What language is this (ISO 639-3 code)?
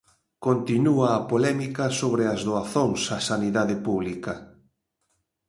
glg